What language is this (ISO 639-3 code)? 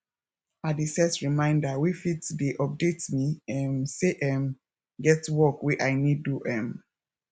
pcm